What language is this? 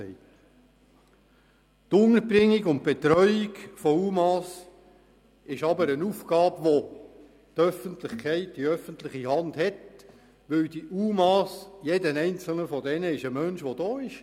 Swiss German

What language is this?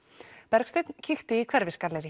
Icelandic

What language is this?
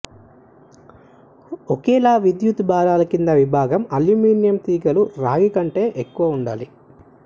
Telugu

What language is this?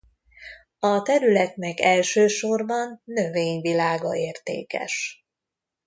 Hungarian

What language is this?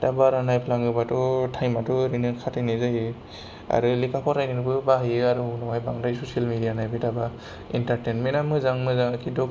Bodo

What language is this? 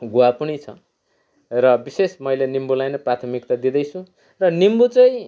Nepali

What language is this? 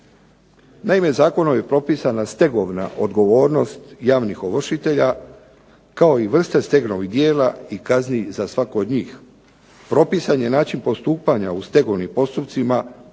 Croatian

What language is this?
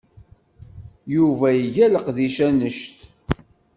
Kabyle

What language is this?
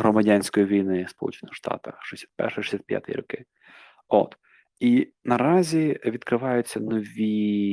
Ukrainian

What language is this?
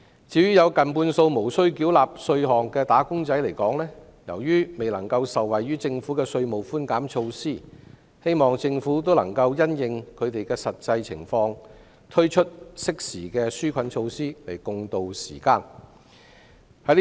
Cantonese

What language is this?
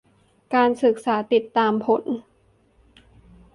Thai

